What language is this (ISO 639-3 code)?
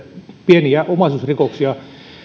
fin